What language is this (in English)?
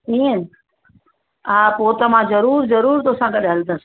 Sindhi